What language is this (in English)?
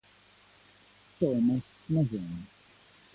Italian